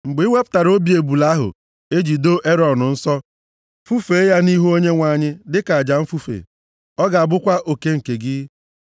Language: Igbo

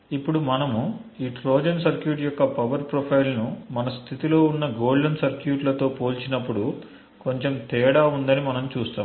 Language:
Telugu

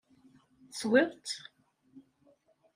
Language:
Kabyle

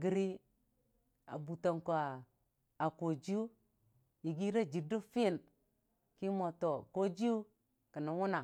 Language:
Dijim-Bwilim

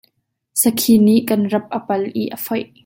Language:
Hakha Chin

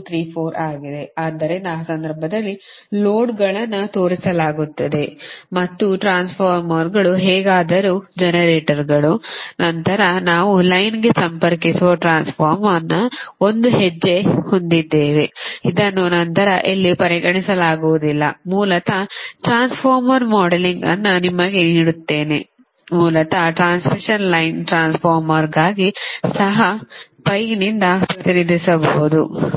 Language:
Kannada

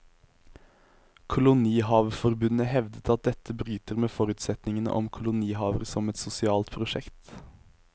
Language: Norwegian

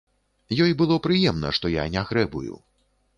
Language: Belarusian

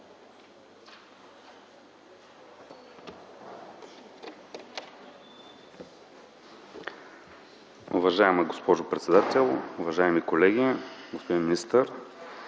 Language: Bulgarian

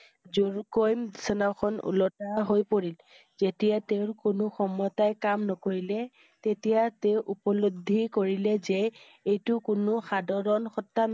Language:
Assamese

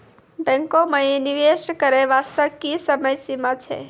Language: Maithili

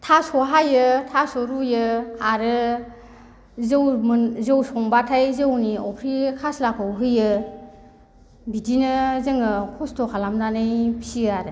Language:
Bodo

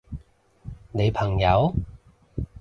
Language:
Cantonese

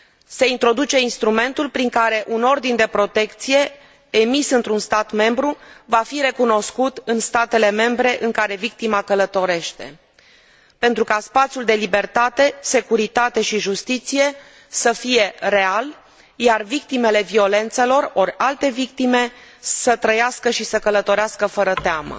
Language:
Romanian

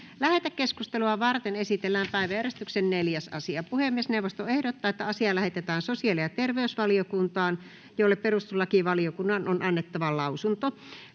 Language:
Finnish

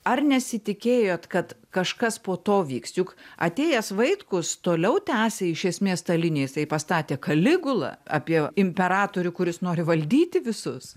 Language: Lithuanian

